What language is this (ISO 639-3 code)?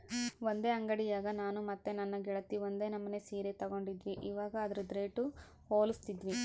kan